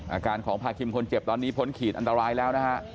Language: Thai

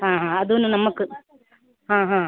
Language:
Kannada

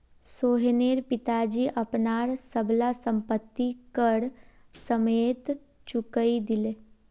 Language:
Magahi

